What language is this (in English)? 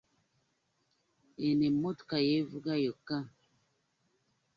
Ganda